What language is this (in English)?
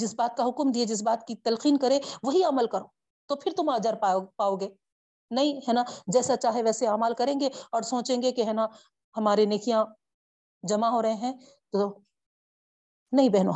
Urdu